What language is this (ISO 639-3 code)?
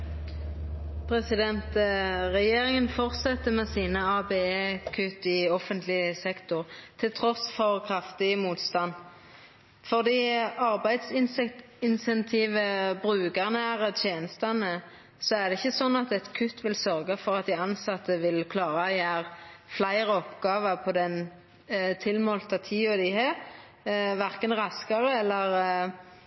nno